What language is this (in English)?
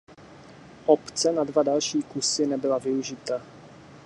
Czech